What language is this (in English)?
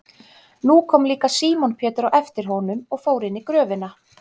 Icelandic